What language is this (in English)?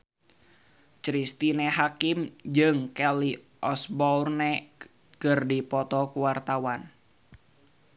Sundanese